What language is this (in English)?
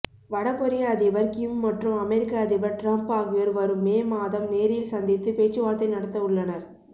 Tamil